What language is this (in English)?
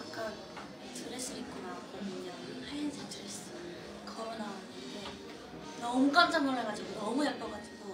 Korean